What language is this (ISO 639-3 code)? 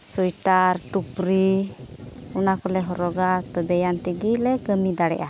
sat